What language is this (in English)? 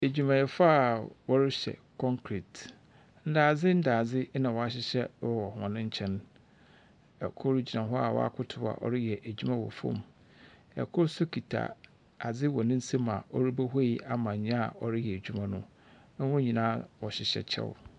Akan